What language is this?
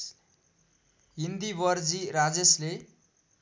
Nepali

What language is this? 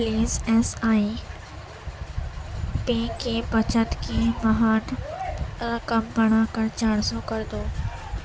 Urdu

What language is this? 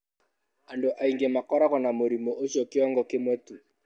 Kikuyu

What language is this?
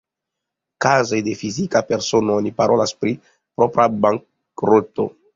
Esperanto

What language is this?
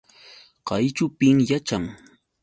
Yauyos Quechua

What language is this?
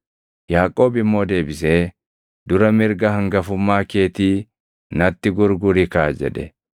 Oromo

